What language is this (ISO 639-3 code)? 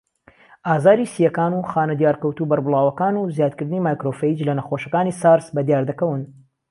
ckb